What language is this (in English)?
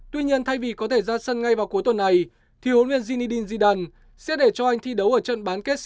Vietnamese